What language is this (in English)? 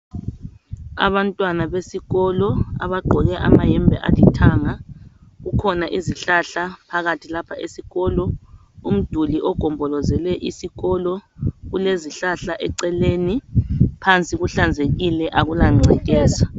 North Ndebele